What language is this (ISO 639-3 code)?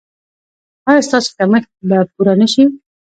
pus